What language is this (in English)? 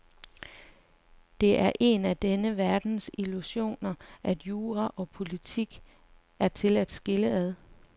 Danish